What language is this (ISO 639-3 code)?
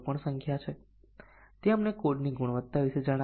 guj